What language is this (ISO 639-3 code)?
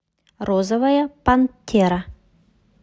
rus